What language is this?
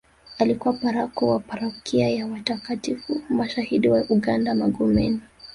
Swahili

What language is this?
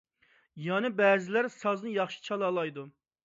Uyghur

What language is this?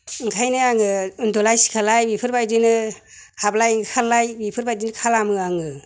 Bodo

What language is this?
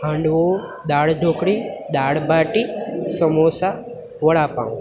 Gujarati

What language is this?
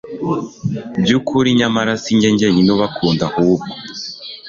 Kinyarwanda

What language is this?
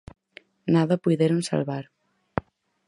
Galician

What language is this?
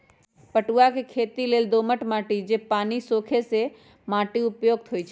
Magahi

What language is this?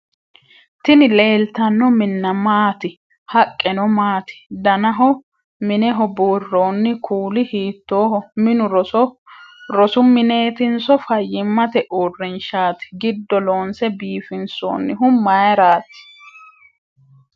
Sidamo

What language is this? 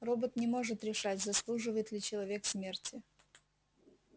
Russian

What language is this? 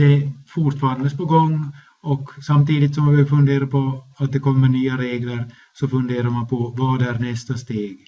Swedish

